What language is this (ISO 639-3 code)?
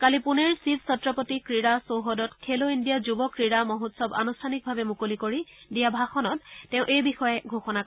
asm